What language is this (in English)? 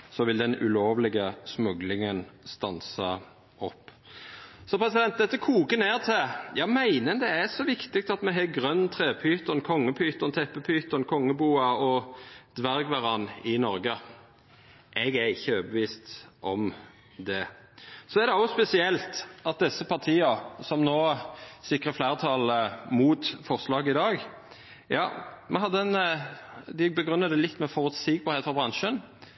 Norwegian Nynorsk